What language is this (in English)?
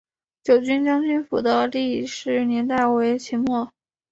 Chinese